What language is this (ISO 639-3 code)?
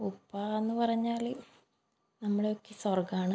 mal